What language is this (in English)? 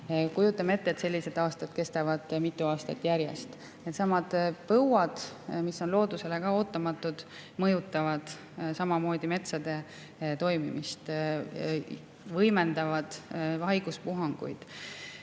Estonian